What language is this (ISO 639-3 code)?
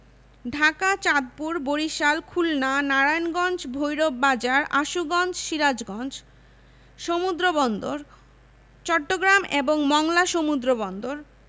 ben